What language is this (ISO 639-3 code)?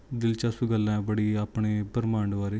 pan